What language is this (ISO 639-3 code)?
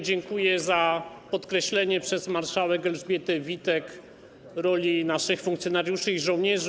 pol